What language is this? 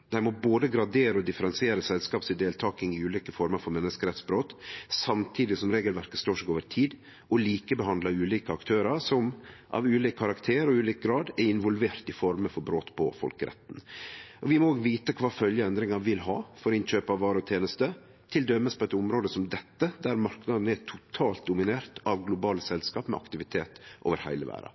Norwegian Nynorsk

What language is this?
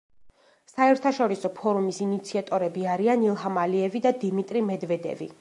Georgian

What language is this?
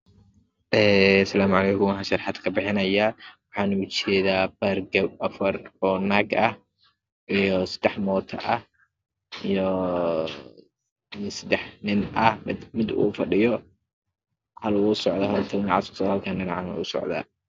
Somali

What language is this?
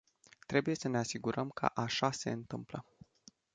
Romanian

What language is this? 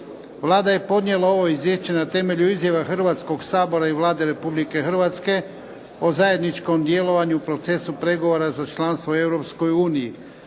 Croatian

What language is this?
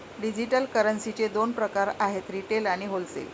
Marathi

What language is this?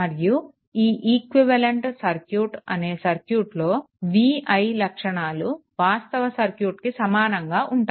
Telugu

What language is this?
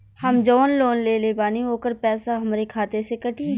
Bhojpuri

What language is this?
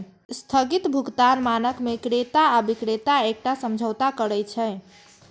Maithili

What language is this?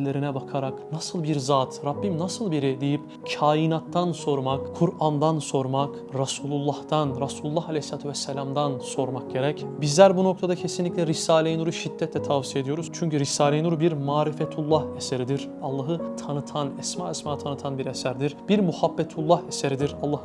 Turkish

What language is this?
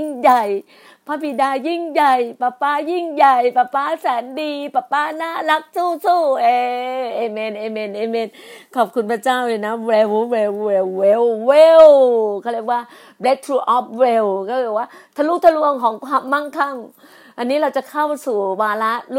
Thai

